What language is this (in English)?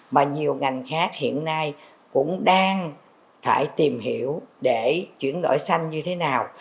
Vietnamese